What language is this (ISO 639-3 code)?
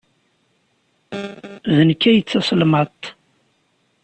kab